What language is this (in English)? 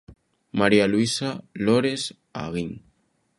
Galician